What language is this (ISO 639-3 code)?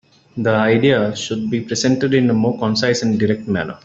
eng